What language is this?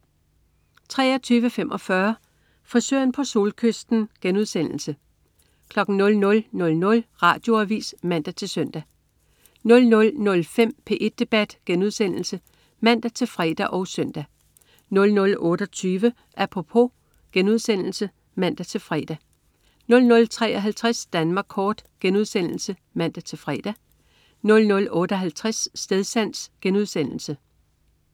Danish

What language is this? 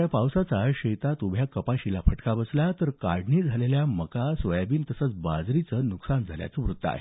Marathi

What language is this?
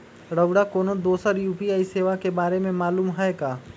Magahi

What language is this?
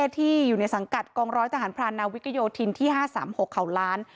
Thai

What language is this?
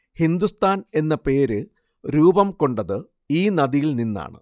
Malayalam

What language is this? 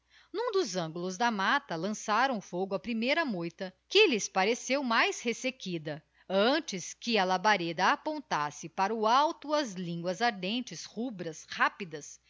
Portuguese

